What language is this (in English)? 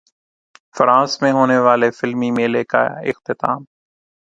Urdu